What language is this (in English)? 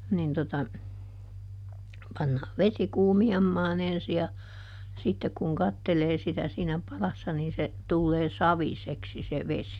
Finnish